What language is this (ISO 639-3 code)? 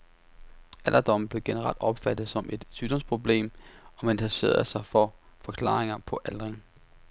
dan